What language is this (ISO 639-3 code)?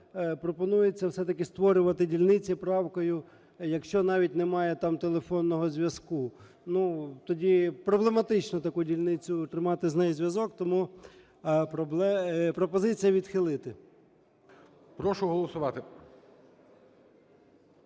ukr